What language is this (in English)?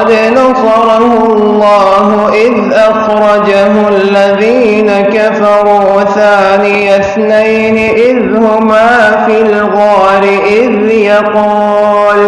Arabic